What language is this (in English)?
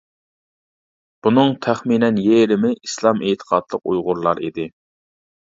Uyghur